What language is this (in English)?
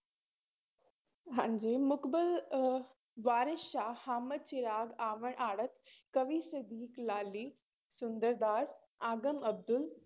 Punjabi